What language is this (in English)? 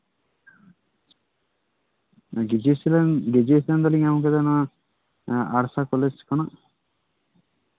Santali